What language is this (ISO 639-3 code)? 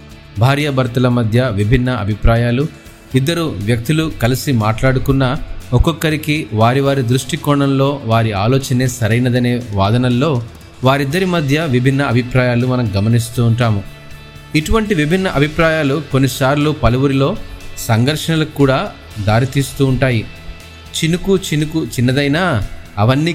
tel